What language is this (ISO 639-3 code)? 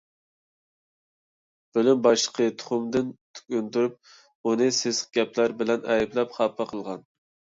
uig